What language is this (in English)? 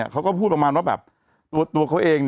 Thai